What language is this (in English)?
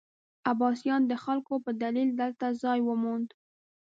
Pashto